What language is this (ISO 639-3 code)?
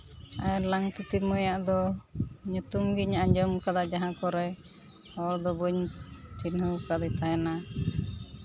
sat